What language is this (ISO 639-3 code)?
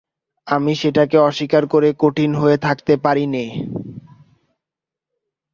ben